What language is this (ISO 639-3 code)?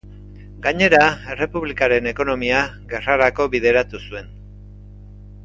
eus